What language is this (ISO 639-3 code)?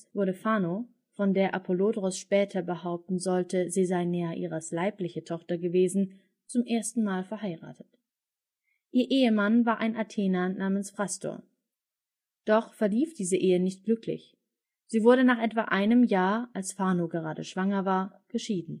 deu